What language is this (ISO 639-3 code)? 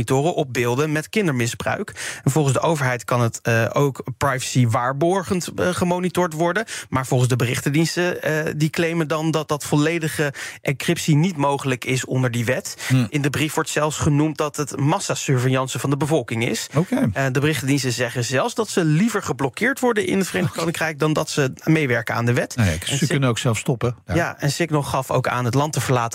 nld